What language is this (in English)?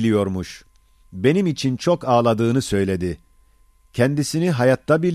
Turkish